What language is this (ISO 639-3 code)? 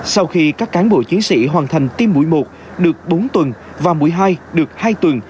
vie